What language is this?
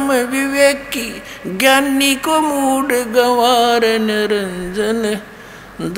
Hindi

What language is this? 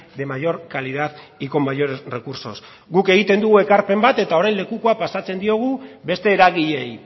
Basque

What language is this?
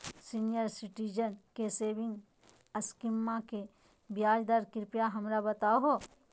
Magahi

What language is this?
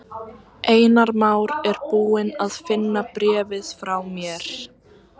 Icelandic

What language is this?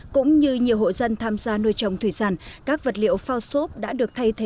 Vietnamese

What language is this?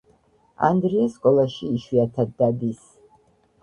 Georgian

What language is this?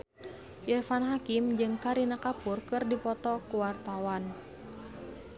Sundanese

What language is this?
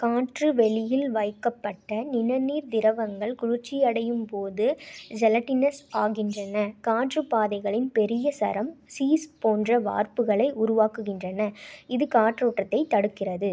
Tamil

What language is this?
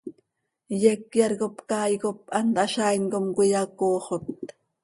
Seri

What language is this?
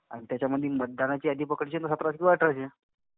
Marathi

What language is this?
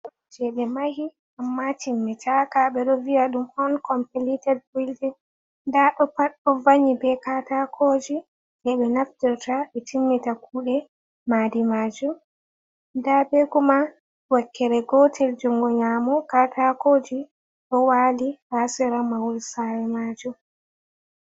Fula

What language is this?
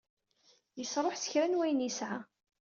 Kabyle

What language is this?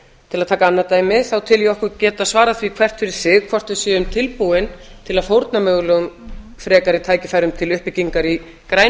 Icelandic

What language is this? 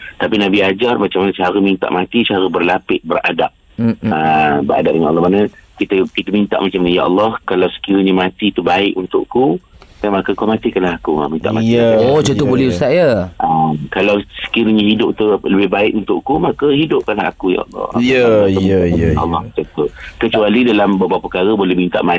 Malay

